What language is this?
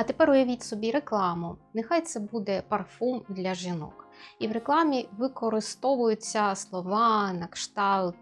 Ukrainian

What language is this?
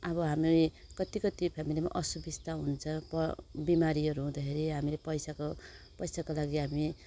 Nepali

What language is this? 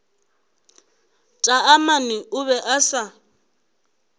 Northern Sotho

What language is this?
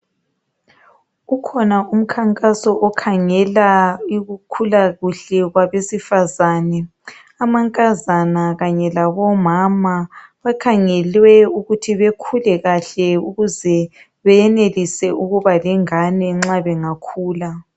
North Ndebele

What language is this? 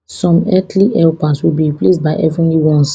Nigerian Pidgin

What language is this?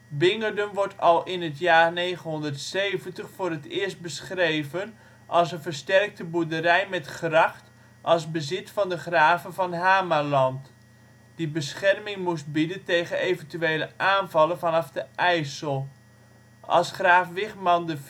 Dutch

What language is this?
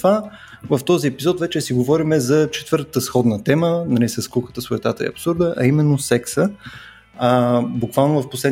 Bulgarian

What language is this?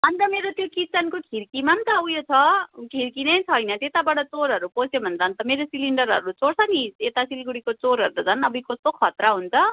Nepali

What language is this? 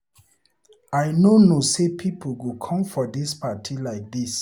Nigerian Pidgin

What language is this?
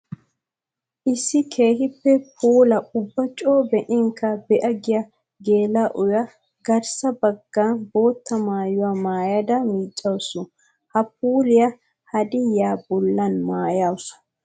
Wolaytta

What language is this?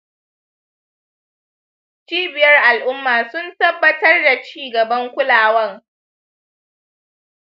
Hausa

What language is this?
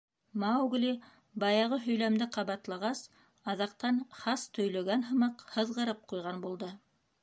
Bashkir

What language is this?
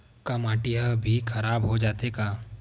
Chhattisgarhi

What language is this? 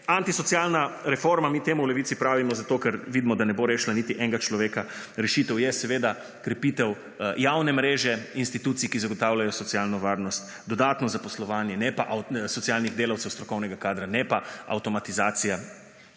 Slovenian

